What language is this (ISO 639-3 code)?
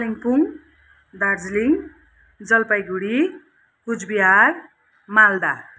nep